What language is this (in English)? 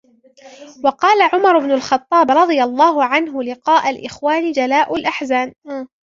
Arabic